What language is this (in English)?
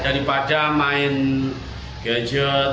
Indonesian